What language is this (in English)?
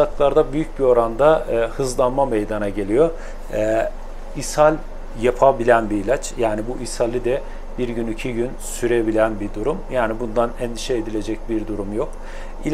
Turkish